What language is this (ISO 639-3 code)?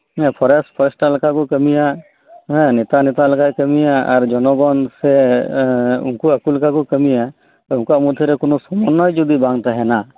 sat